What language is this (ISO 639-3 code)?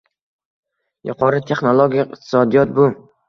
uzb